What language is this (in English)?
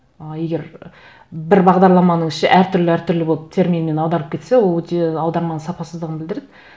Kazakh